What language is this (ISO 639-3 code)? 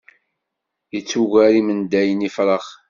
kab